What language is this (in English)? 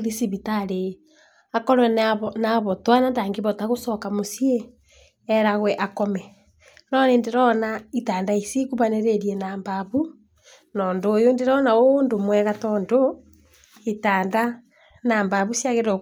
Kikuyu